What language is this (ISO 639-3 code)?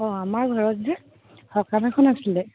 asm